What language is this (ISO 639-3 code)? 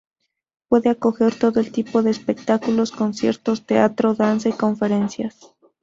spa